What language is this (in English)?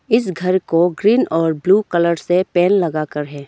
Hindi